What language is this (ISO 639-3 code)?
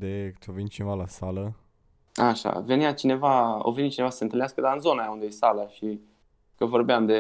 ron